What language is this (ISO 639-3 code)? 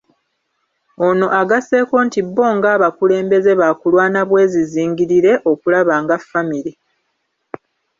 lug